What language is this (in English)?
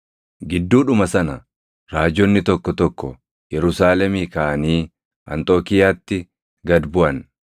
Oromo